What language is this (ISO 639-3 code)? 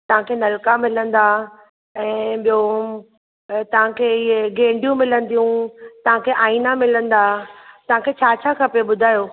snd